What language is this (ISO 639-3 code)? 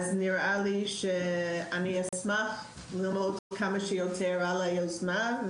heb